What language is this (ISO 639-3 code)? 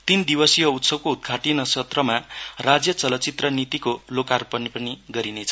nep